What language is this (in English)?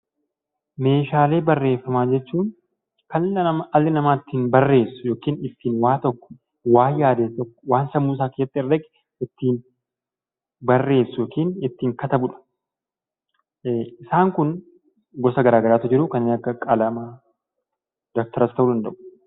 Oromo